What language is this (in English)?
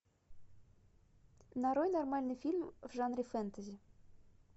Russian